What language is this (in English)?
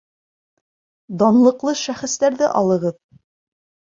Bashkir